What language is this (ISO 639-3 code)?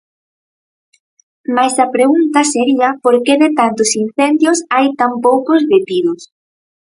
glg